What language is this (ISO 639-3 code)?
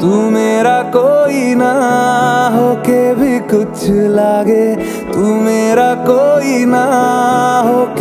ara